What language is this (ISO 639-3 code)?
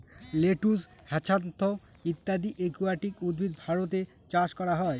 ben